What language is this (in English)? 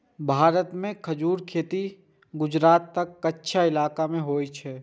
Maithili